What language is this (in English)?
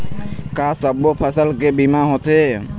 Chhattisgarhi